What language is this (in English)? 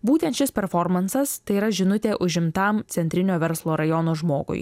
Lithuanian